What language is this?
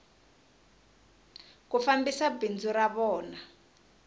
Tsonga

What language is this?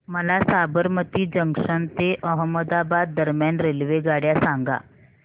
Marathi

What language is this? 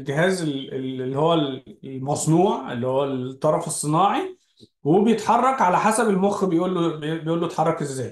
Arabic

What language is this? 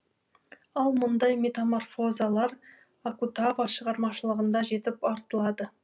Kazakh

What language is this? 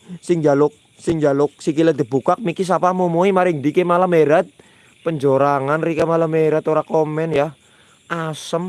Indonesian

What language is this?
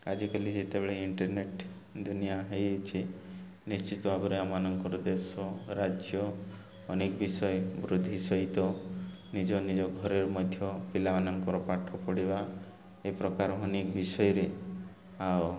Odia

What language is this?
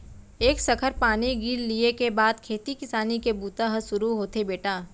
Chhattisgarhi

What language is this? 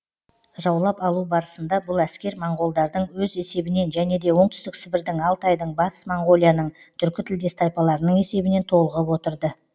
Kazakh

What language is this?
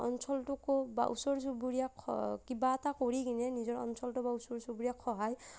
Assamese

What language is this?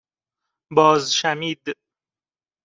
Persian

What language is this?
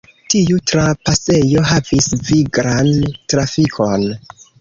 Esperanto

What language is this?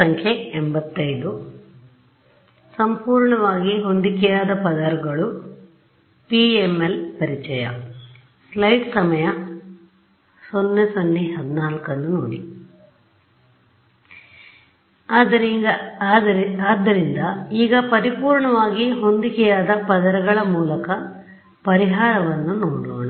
Kannada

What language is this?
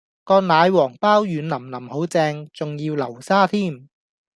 Cantonese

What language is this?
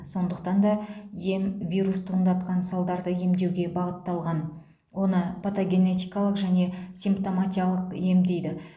Kazakh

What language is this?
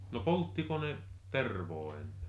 Finnish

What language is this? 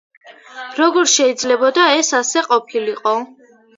Georgian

